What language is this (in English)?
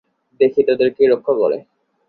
Bangla